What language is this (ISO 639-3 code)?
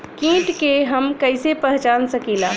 bho